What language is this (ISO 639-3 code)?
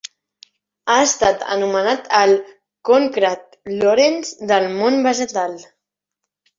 cat